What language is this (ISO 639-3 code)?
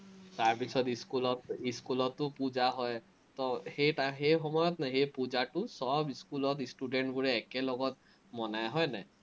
asm